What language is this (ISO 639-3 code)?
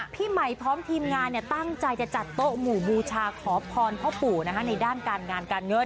tha